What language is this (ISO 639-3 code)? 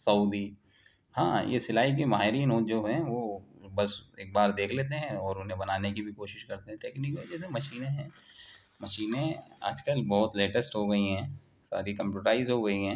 urd